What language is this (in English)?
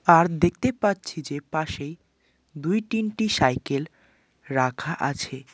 Bangla